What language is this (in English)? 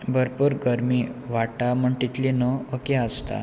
Konkani